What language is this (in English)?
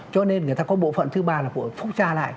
Vietnamese